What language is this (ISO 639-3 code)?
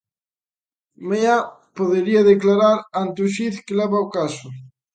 glg